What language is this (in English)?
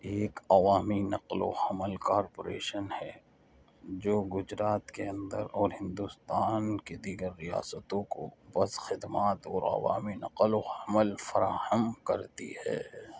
Urdu